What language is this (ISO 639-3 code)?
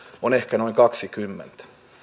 fin